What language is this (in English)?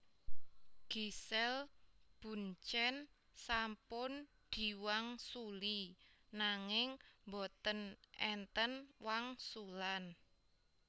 Javanese